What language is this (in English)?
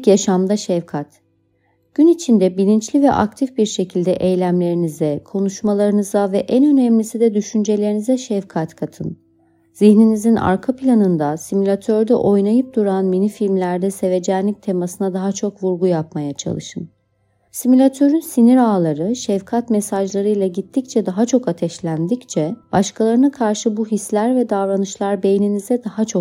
Turkish